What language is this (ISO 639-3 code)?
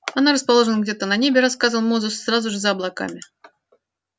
rus